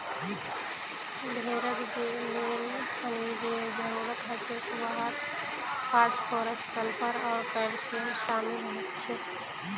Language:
Magahi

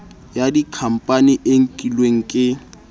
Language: Southern Sotho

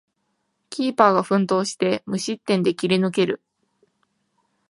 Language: Japanese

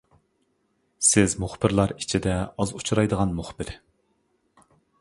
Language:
Uyghur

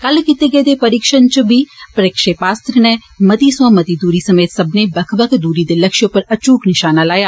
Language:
Dogri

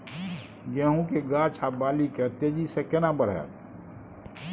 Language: Maithili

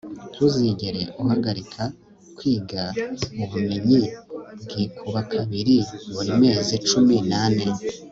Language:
Kinyarwanda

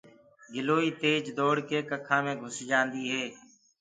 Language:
Gurgula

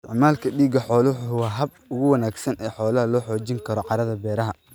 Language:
Somali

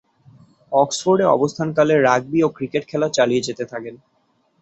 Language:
Bangla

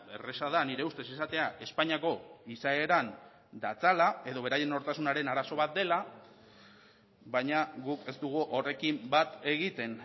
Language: Basque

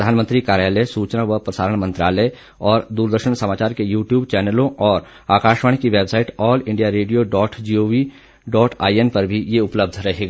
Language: Hindi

